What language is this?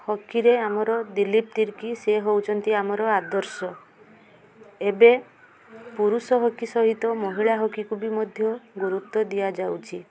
Odia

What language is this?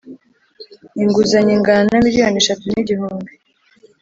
Kinyarwanda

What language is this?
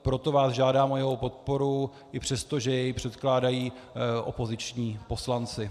Czech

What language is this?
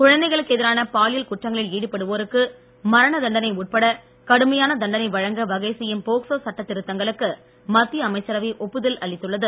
Tamil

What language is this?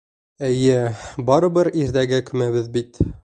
Bashkir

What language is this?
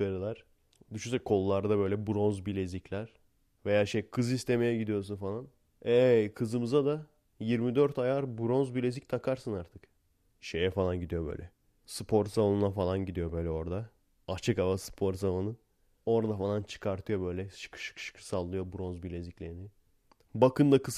Turkish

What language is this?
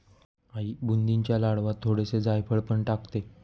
Marathi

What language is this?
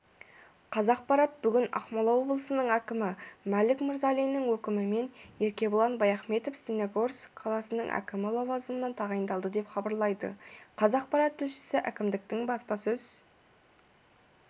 Kazakh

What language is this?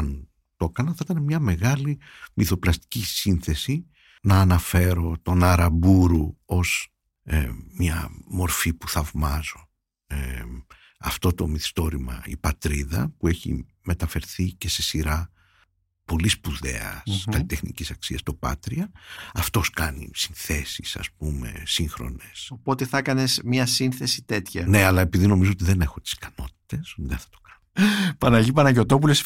Greek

